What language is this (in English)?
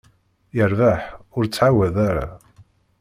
Kabyle